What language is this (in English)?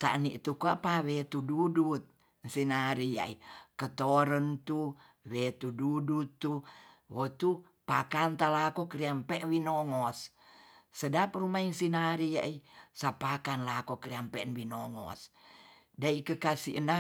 Tonsea